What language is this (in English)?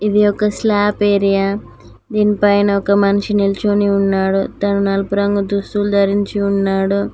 Telugu